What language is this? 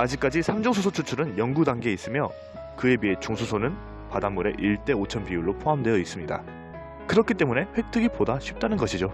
Korean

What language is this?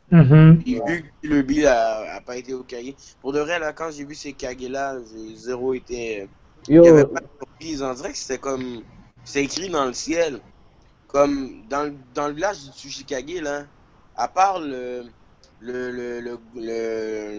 French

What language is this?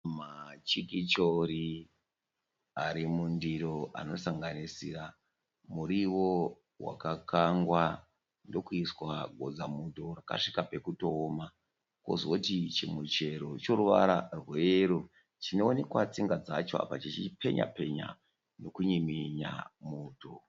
Shona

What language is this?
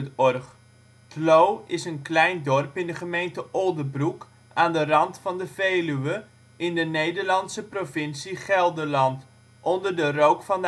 Dutch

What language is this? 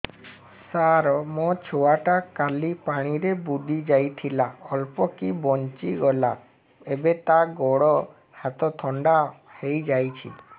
Odia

